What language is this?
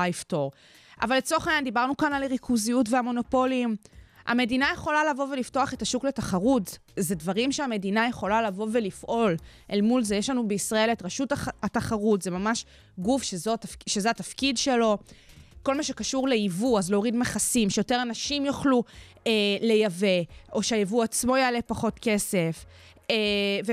Hebrew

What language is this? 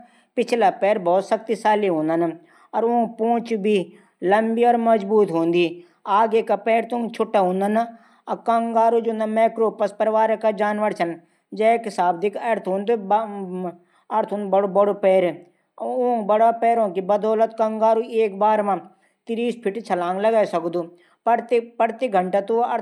Garhwali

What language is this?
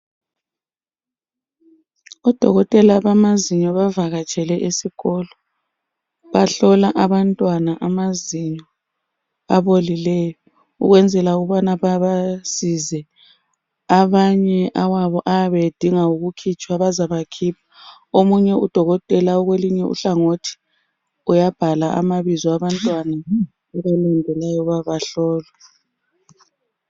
North Ndebele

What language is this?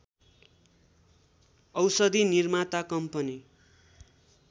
Nepali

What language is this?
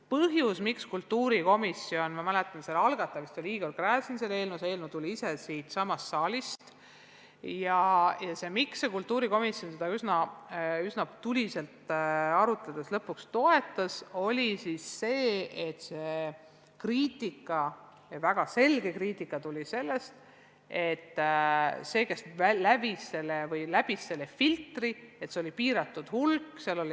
Estonian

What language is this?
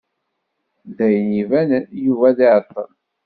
Kabyle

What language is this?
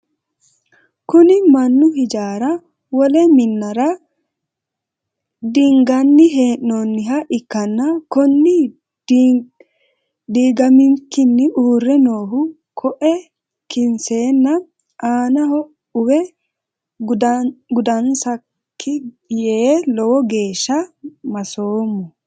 Sidamo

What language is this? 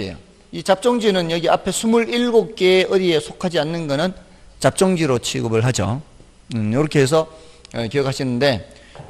Korean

